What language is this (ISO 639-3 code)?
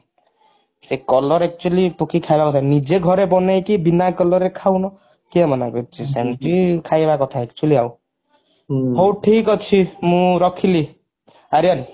ori